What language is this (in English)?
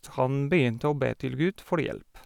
Norwegian